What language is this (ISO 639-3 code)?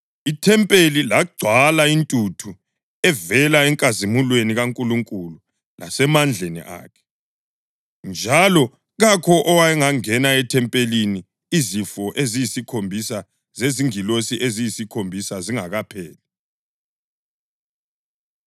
nde